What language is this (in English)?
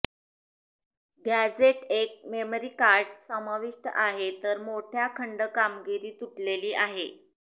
Marathi